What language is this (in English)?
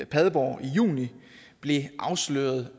Danish